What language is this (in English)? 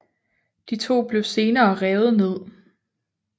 Danish